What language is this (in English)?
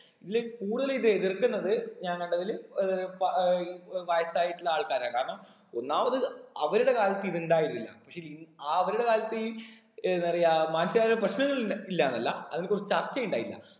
Malayalam